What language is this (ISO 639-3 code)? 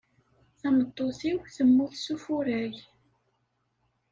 kab